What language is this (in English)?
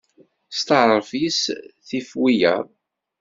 Kabyle